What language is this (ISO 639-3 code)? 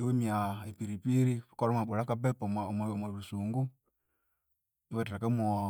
koo